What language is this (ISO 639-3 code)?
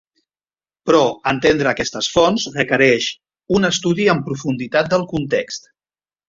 cat